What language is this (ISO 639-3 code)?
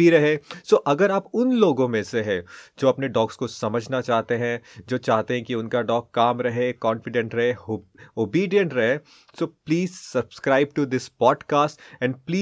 hin